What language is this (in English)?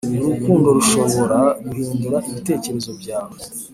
Kinyarwanda